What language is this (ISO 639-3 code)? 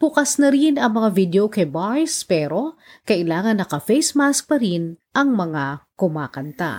fil